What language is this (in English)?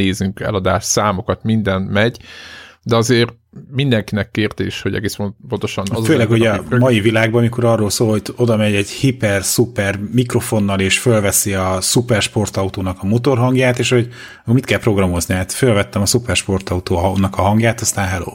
Hungarian